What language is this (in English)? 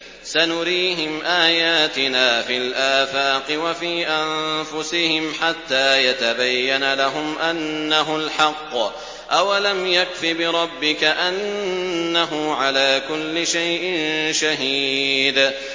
Arabic